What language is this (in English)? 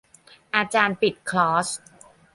Thai